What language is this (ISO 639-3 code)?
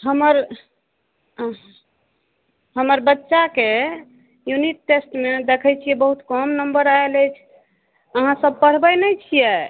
mai